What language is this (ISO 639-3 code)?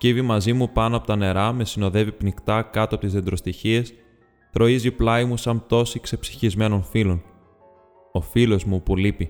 ell